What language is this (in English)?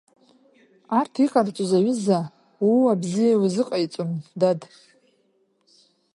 Abkhazian